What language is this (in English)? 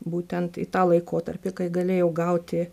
Lithuanian